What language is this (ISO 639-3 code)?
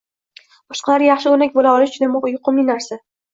uzb